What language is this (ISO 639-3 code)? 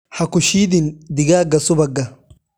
som